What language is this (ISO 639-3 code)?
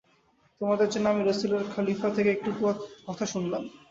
ben